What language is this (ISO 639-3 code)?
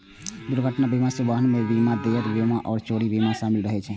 mai